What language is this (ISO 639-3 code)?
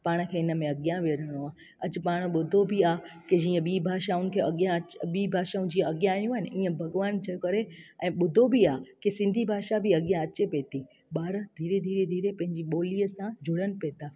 snd